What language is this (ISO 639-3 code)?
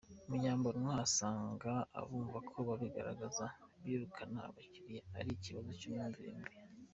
kin